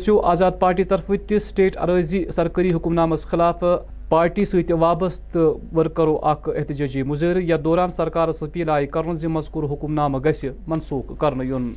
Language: Urdu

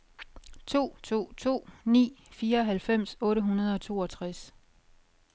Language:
Danish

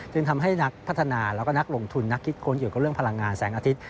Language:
Thai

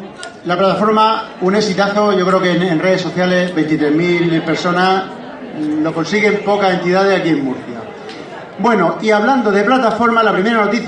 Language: Spanish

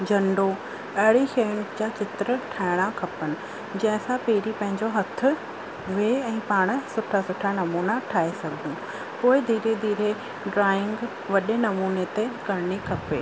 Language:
Sindhi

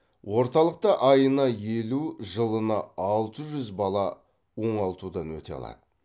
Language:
Kazakh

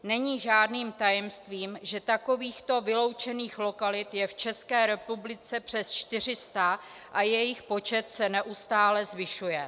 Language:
Czech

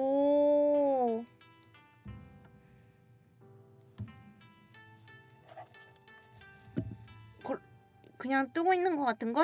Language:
Korean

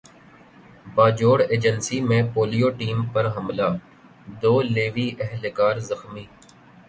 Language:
Urdu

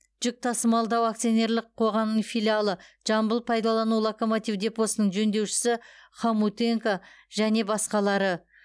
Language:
Kazakh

